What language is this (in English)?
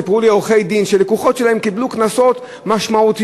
Hebrew